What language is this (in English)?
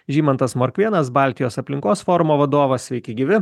Lithuanian